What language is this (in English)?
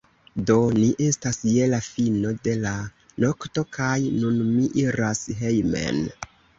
Esperanto